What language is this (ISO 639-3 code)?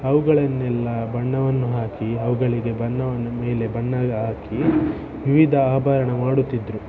kan